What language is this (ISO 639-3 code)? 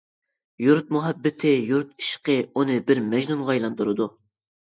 uig